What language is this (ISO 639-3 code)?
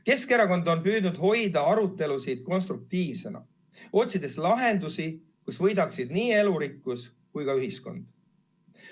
est